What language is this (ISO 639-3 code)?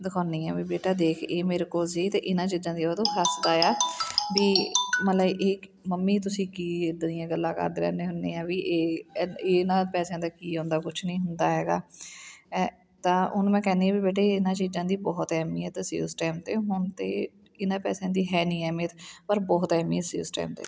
pan